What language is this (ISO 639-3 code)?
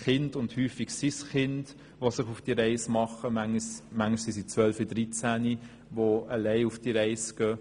gsw